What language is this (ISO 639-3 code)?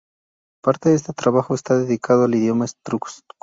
spa